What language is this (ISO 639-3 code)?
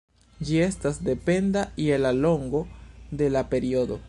epo